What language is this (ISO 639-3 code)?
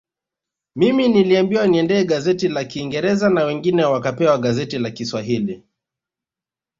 swa